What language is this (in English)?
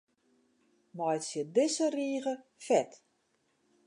Western Frisian